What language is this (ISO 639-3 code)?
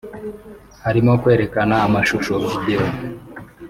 kin